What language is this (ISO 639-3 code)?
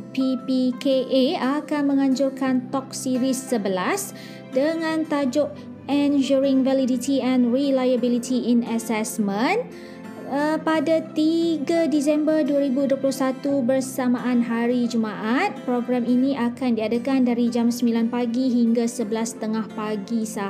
msa